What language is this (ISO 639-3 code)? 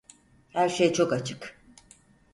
tur